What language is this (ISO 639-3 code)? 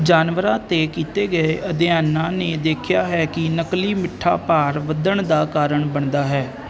pan